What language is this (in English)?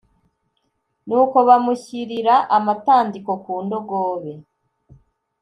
Kinyarwanda